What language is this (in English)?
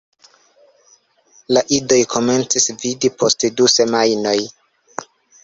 Esperanto